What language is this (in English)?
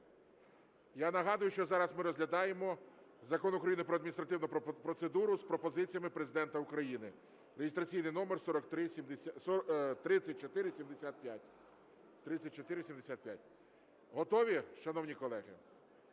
Ukrainian